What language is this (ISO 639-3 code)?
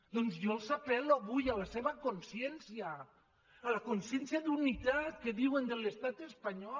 cat